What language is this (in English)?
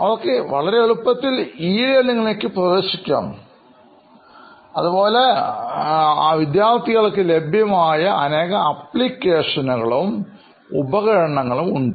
Malayalam